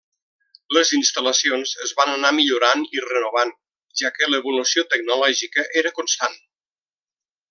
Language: Catalan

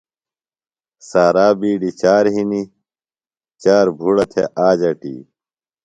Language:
Phalura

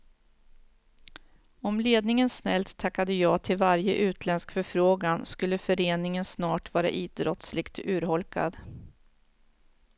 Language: Swedish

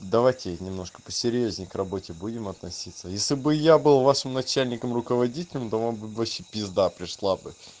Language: Russian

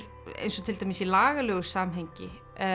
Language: Icelandic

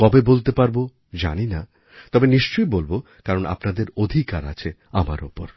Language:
Bangla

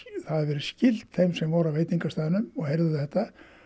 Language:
Icelandic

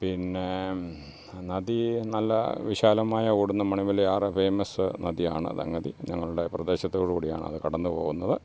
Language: Malayalam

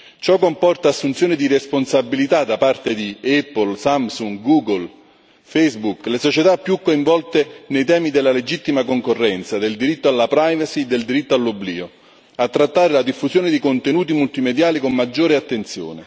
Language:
Italian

